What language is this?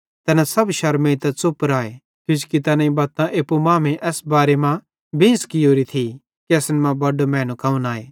Bhadrawahi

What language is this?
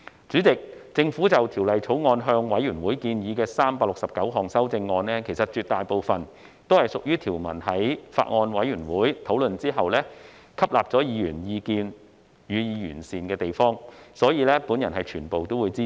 Cantonese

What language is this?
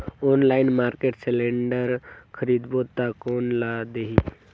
Chhattisgarhi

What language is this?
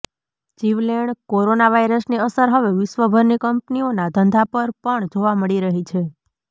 Gujarati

